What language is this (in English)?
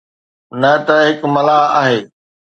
Sindhi